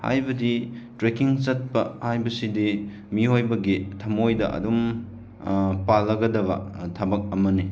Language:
Manipuri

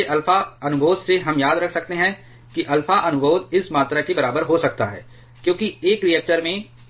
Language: Hindi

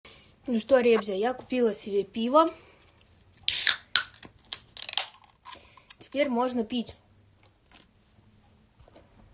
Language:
Russian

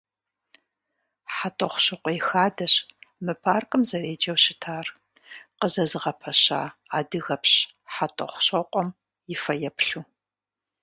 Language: Kabardian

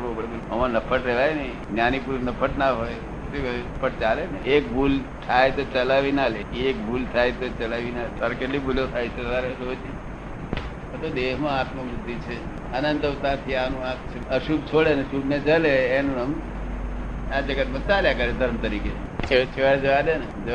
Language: Gujarati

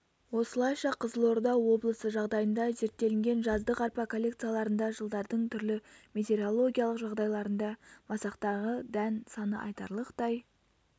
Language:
Kazakh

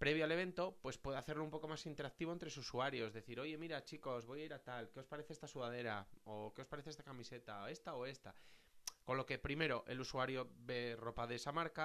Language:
Spanish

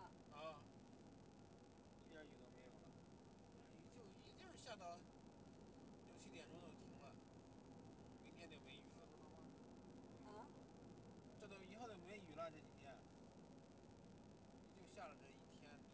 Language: Chinese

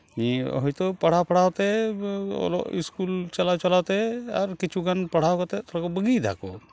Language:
Santali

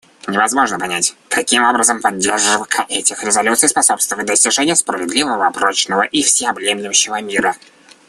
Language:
Russian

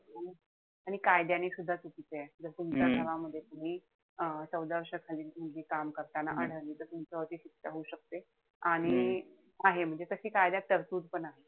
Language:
Marathi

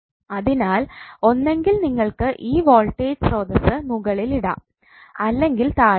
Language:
Malayalam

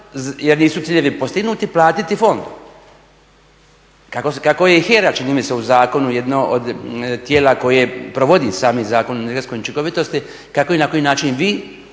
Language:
Croatian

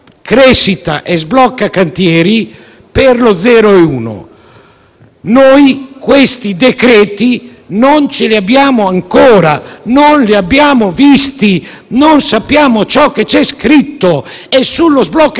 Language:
Italian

